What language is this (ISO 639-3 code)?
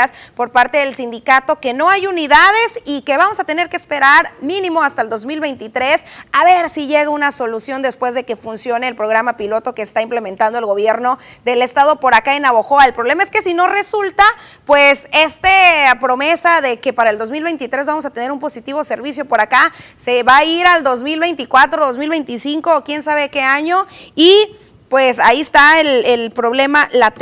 spa